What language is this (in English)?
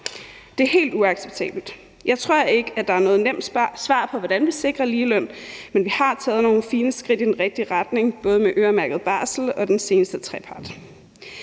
Danish